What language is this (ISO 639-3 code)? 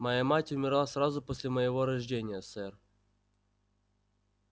rus